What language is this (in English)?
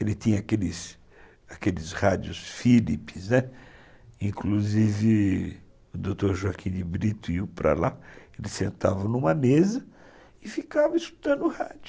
Portuguese